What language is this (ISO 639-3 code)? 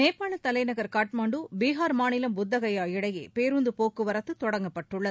tam